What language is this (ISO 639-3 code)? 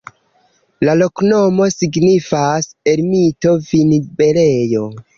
epo